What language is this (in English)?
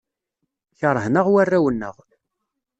Kabyle